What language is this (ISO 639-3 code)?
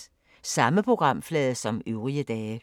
dan